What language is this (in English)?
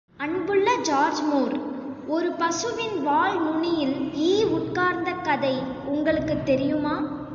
Tamil